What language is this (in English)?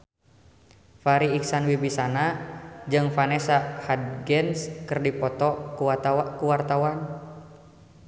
Sundanese